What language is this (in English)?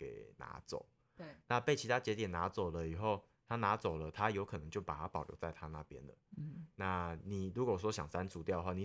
Chinese